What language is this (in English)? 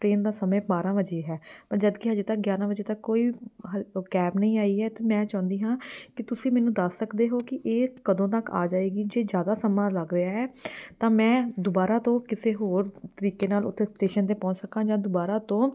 Punjabi